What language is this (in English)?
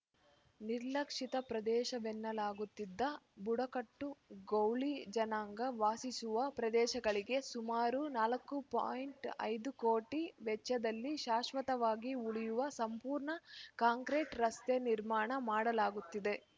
Kannada